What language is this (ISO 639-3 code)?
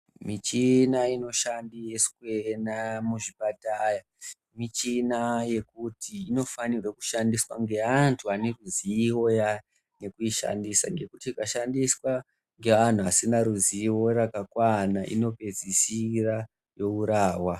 ndc